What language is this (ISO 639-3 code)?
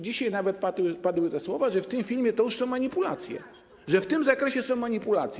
pol